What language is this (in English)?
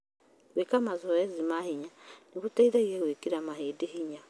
Kikuyu